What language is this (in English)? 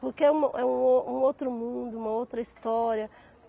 Portuguese